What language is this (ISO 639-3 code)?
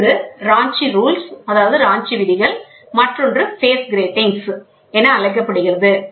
tam